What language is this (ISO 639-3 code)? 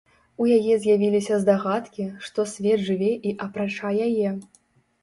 bel